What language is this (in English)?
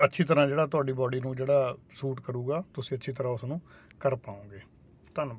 Punjabi